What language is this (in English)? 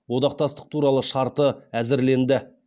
Kazakh